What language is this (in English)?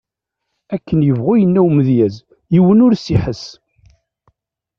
Kabyle